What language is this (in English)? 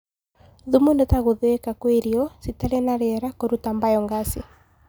Kikuyu